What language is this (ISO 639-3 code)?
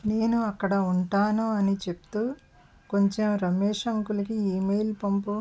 tel